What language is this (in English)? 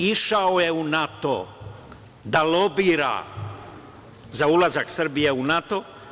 Serbian